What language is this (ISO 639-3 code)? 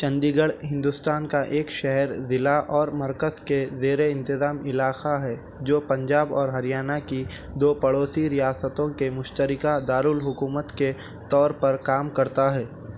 urd